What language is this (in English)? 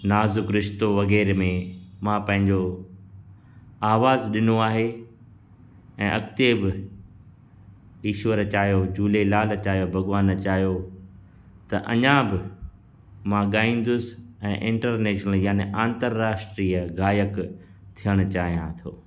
Sindhi